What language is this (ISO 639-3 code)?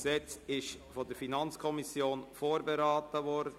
gsw